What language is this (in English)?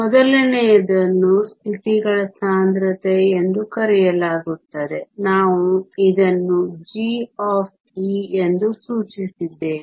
Kannada